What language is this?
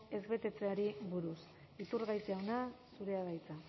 Basque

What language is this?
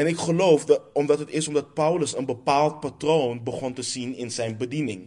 Dutch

